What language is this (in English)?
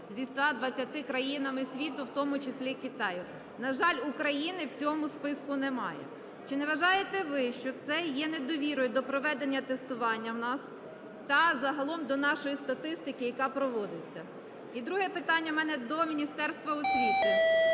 Ukrainian